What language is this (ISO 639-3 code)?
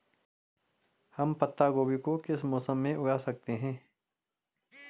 hin